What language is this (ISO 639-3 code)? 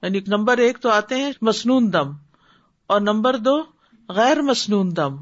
urd